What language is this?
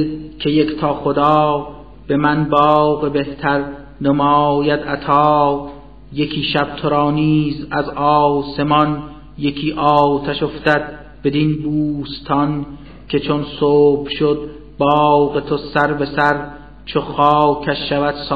Persian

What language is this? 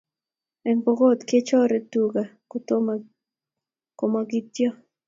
Kalenjin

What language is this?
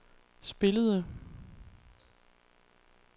Danish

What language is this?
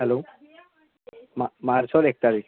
Assamese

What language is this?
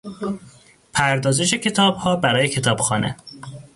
Persian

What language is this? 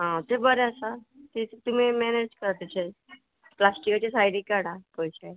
Konkani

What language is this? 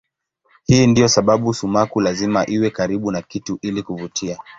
Swahili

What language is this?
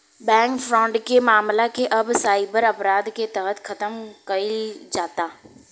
Bhojpuri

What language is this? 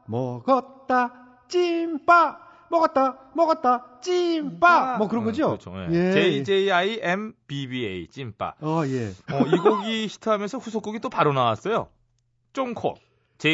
Korean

